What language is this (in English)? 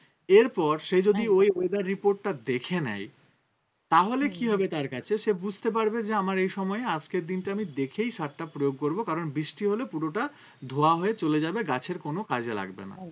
Bangla